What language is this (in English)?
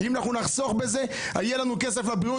Hebrew